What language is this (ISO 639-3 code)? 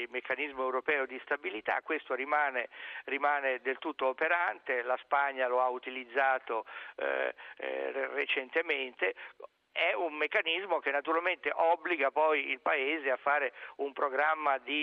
ita